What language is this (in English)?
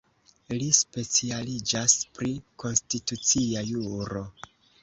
Esperanto